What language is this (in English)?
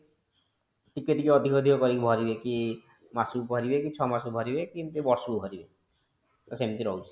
Odia